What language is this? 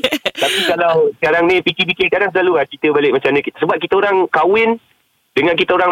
Malay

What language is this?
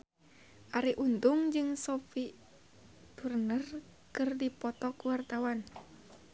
Sundanese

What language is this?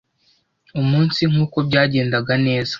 Kinyarwanda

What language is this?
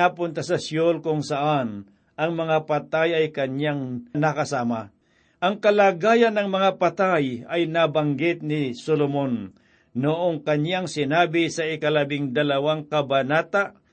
Filipino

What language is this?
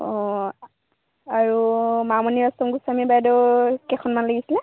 Assamese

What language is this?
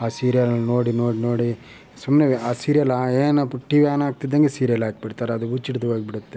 Kannada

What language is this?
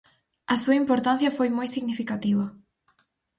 Galician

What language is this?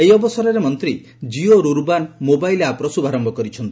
Odia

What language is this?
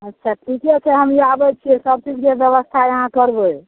Maithili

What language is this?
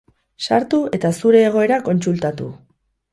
Basque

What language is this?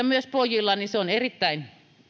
Finnish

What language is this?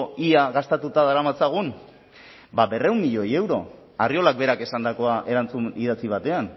Basque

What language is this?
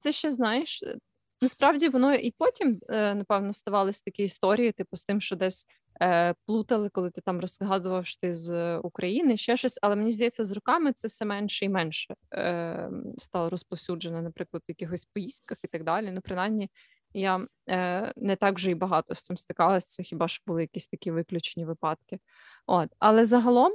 Ukrainian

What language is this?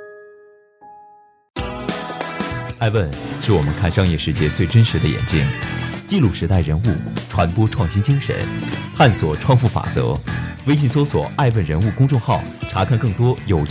Chinese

